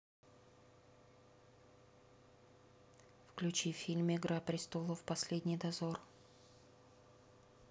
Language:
Russian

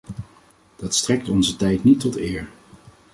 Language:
Dutch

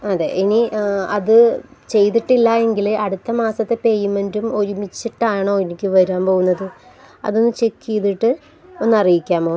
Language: Malayalam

